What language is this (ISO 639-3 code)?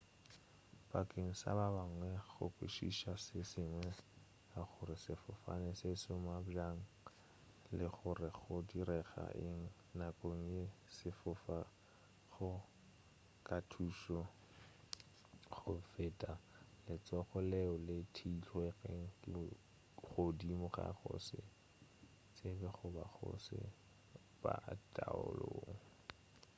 nso